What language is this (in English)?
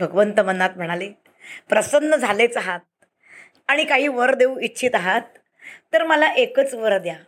Marathi